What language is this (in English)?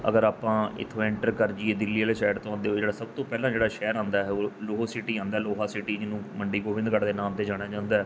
Punjabi